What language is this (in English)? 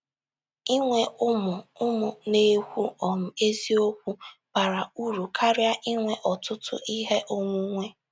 Igbo